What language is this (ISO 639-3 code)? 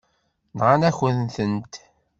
kab